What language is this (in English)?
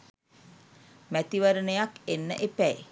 Sinhala